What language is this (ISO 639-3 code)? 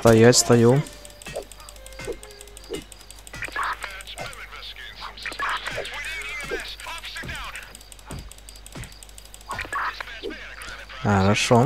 rus